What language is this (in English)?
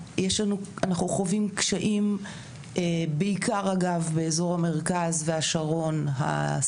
Hebrew